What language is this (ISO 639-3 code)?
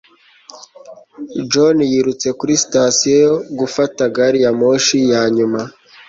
kin